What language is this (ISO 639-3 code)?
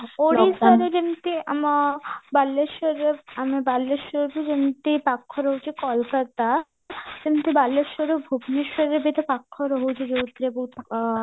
ori